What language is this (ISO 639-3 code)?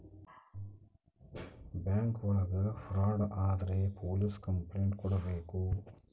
kan